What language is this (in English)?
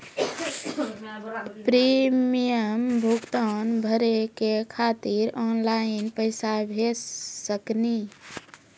Maithili